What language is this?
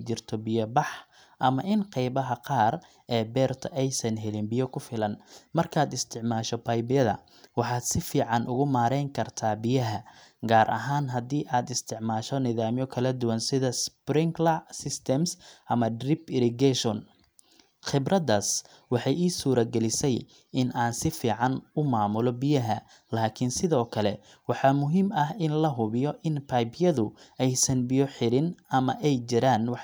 Somali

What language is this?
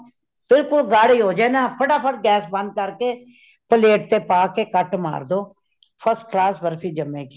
Punjabi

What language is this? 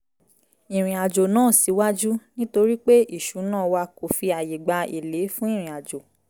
Yoruba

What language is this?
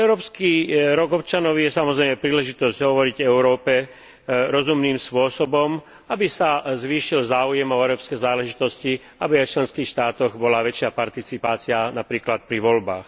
Slovak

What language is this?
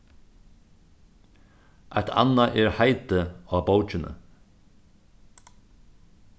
Faroese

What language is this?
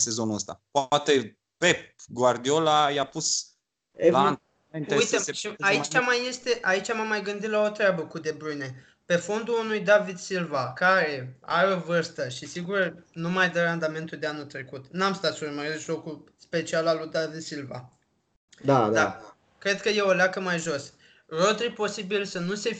Romanian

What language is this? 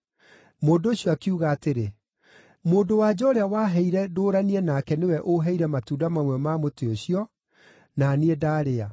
Kikuyu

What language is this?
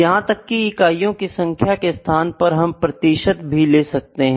Hindi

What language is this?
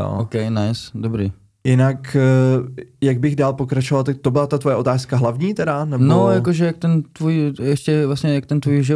Czech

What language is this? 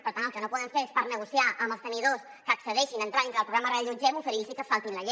Catalan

